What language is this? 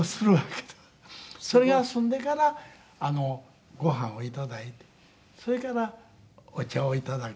Japanese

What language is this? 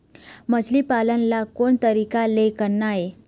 Chhattisgarhi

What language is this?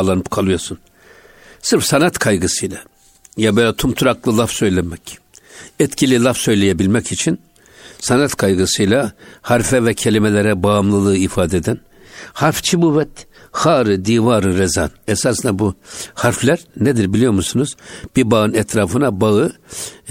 Turkish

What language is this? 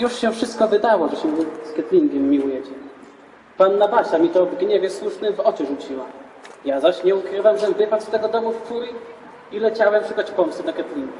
Polish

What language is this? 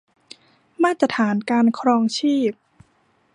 Thai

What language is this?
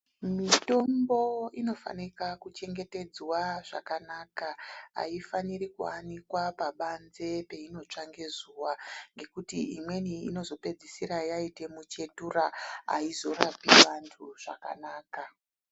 Ndau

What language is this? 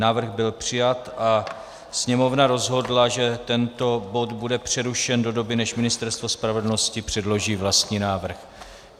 Czech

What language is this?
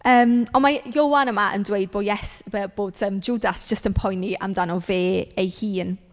Welsh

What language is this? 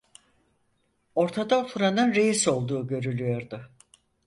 Turkish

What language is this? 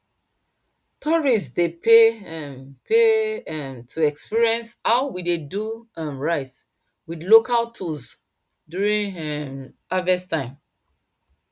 Nigerian Pidgin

